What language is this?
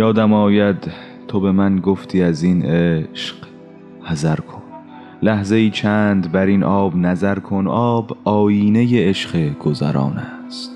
Persian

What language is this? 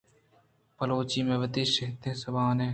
Eastern Balochi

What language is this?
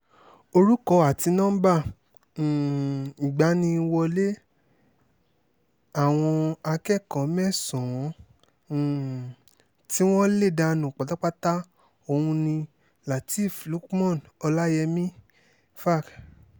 Yoruba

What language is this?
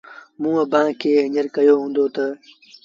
Sindhi Bhil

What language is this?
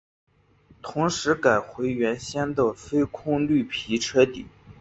Chinese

